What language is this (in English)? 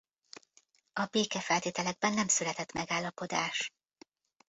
Hungarian